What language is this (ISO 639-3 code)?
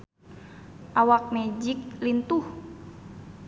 sun